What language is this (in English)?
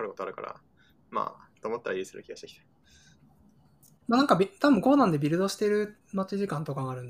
Japanese